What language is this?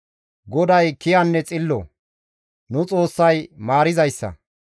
Gamo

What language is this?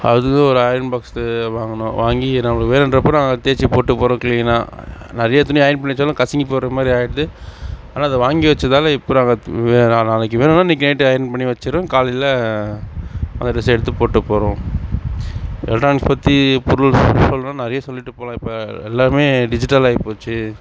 Tamil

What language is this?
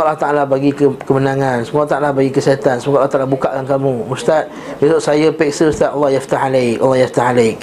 Malay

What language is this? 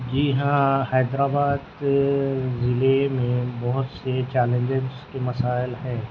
Urdu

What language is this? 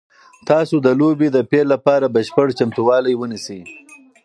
Pashto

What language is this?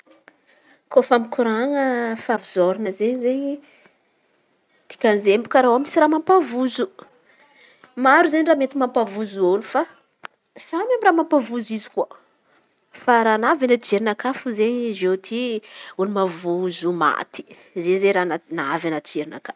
Antankarana Malagasy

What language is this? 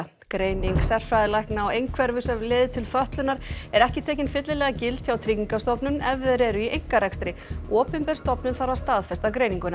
Icelandic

